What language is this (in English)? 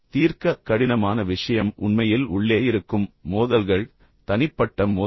Tamil